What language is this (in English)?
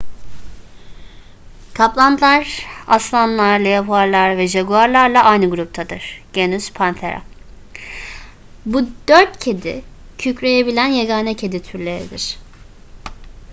Turkish